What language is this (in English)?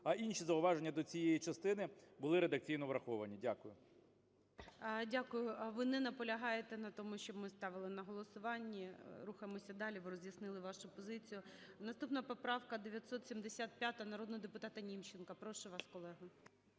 Ukrainian